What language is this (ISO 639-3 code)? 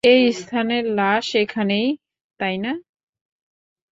ben